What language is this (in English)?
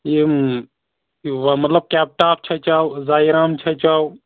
Kashmiri